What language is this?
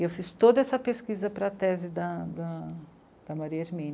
Portuguese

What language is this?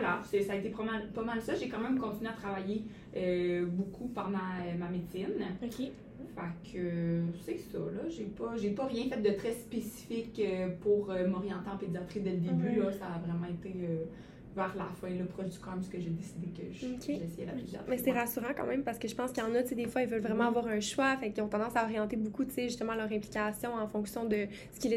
French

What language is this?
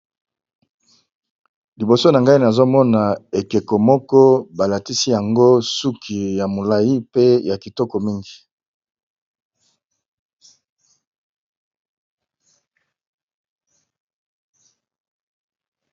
Lingala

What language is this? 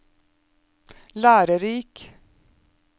Norwegian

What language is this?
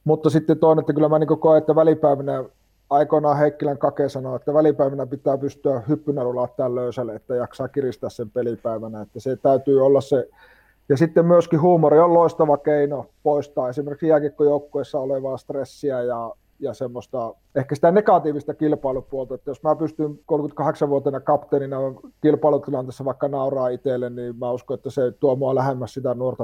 Finnish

